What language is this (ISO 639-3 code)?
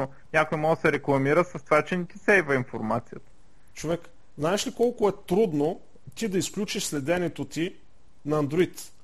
bul